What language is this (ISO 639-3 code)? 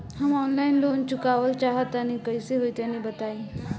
bho